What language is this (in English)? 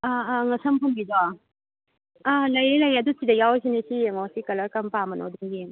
Manipuri